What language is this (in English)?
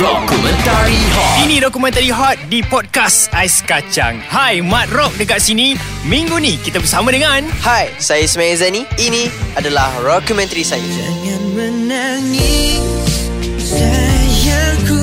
Malay